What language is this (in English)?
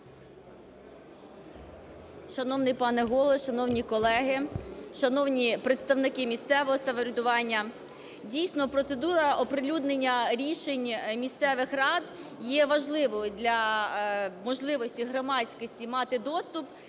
Ukrainian